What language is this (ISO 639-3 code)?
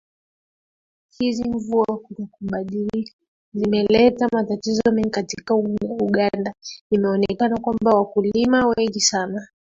swa